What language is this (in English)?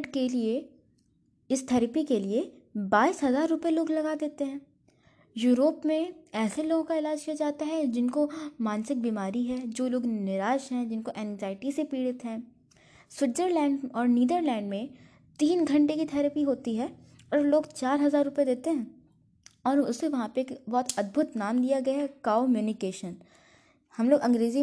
Hindi